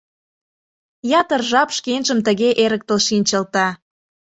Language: Mari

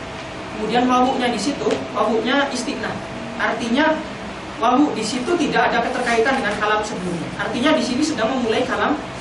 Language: Indonesian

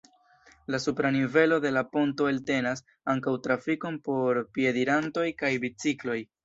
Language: Esperanto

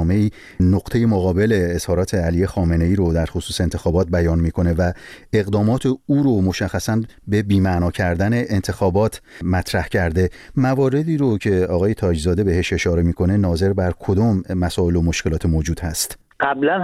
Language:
Persian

